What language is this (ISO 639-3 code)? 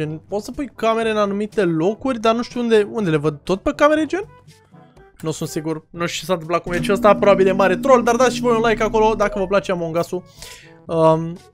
ron